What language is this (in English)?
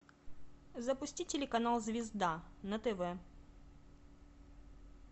Russian